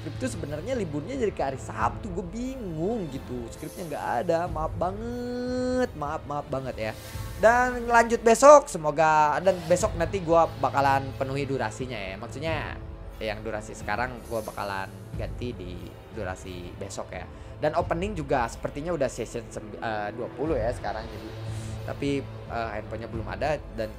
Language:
Indonesian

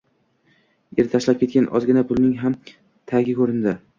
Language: Uzbek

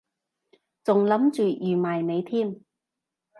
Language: Cantonese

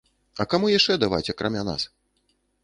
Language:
Belarusian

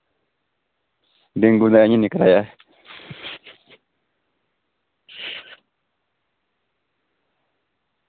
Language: Dogri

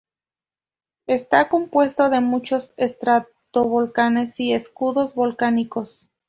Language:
Spanish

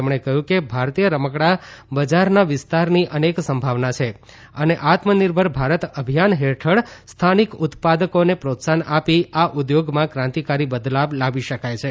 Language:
Gujarati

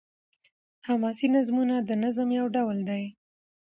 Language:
Pashto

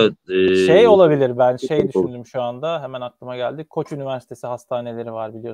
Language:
Turkish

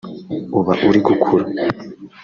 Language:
Kinyarwanda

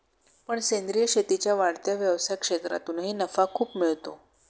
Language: Marathi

